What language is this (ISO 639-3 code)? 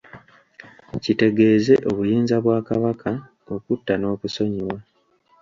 lug